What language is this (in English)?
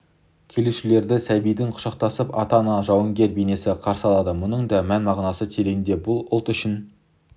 Kazakh